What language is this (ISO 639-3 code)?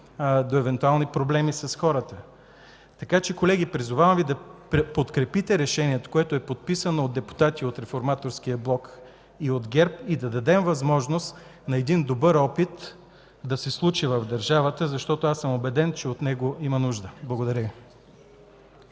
bul